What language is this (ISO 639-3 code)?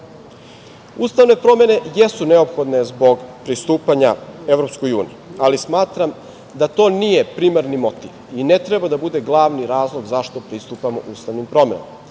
srp